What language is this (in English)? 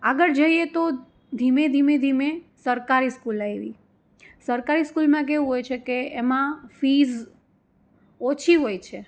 Gujarati